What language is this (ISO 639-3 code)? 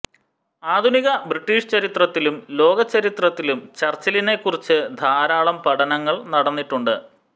mal